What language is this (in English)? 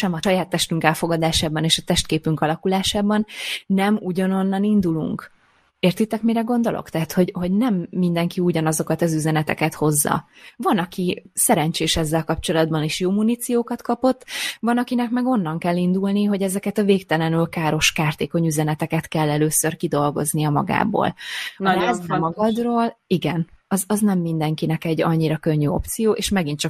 Hungarian